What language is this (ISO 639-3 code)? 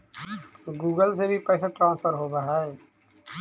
mag